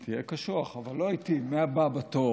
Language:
Hebrew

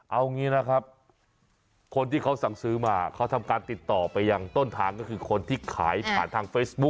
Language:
Thai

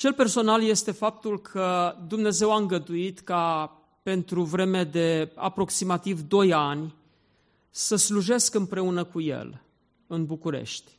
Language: Romanian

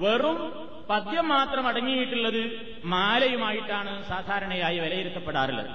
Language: Malayalam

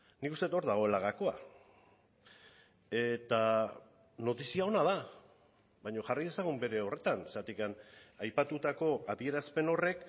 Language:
Basque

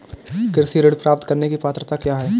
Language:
Hindi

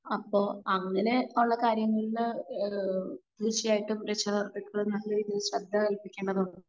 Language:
Malayalam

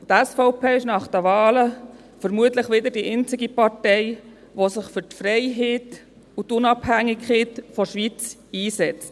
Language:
Swiss German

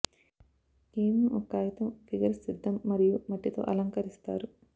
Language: Telugu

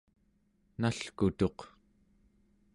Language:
Central Yupik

